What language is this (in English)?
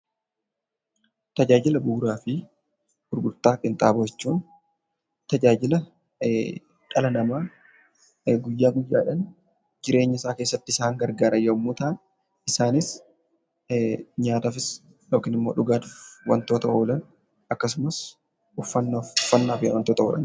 Oromo